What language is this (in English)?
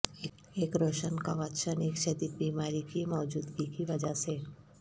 Urdu